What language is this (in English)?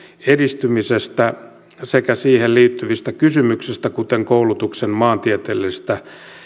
Finnish